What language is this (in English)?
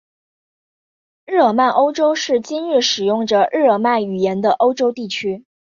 Chinese